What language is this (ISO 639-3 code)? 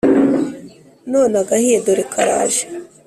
kin